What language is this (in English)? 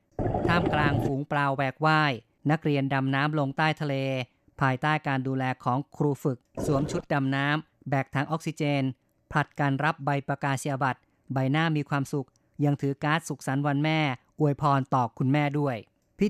Thai